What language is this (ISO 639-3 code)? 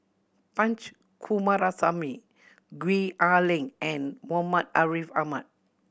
eng